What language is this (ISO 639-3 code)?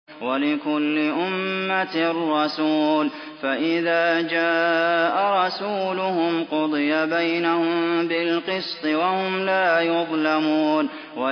ara